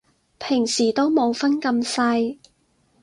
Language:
Cantonese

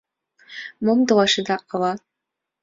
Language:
Mari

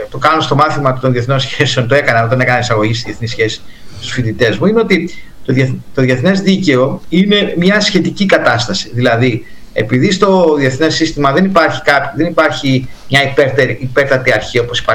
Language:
Greek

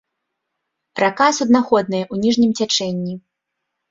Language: Belarusian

